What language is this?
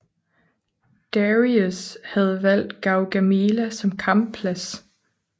Danish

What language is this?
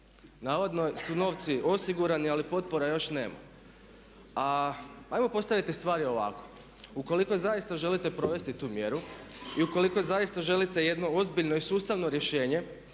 Croatian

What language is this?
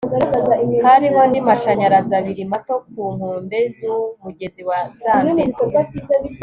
Kinyarwanda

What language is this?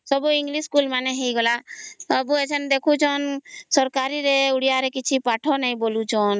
Odia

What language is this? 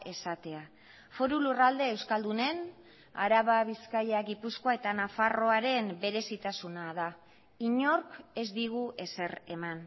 Basque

